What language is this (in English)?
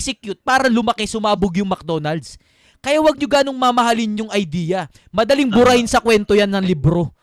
Filipino